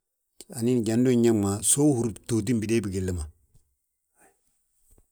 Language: Balanta-Ganja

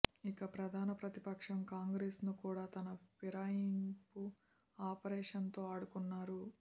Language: Telugu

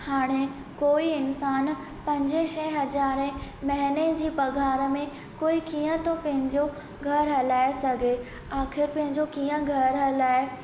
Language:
Sindhi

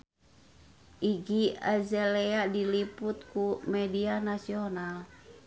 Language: Sundanese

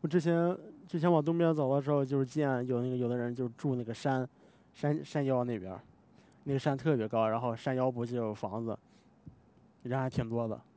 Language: Chinese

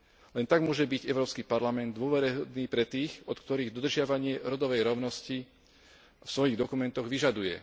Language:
Slovak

